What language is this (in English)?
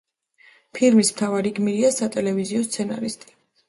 Georgian